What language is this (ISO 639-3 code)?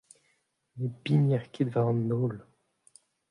bre